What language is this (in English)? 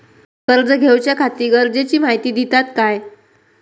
Marathi